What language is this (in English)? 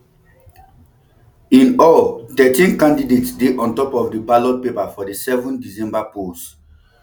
Nigerian Pidgin